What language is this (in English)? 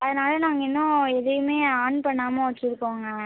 Tamil